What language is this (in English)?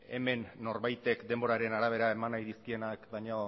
Basque